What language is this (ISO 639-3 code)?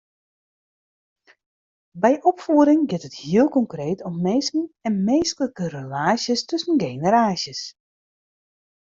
fry